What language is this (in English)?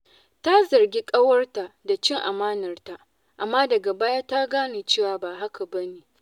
Hausa